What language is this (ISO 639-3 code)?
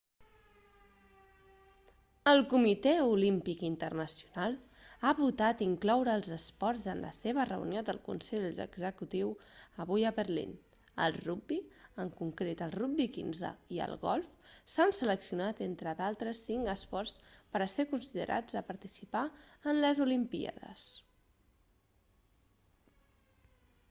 cat